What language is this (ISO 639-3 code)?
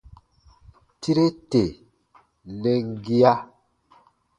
bba